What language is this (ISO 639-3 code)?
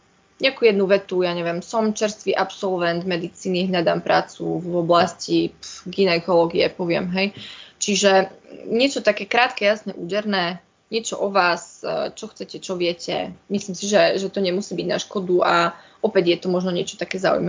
slk